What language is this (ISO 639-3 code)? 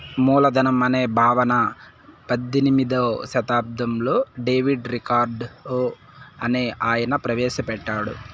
tel